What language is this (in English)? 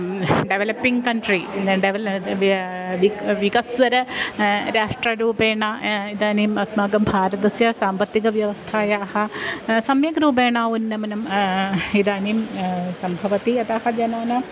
Sanskrit